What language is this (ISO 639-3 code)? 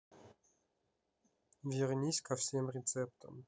rus